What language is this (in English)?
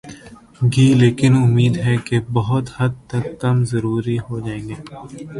Urdu